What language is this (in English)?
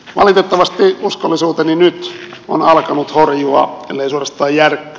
Finnish